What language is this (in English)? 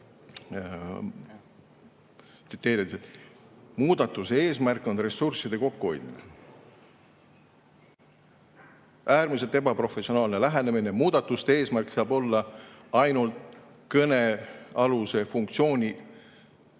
Estonian